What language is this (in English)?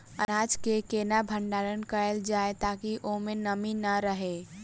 Maithili